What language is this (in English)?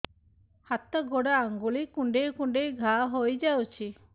Odia